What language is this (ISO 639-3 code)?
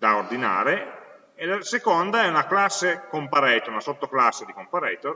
ita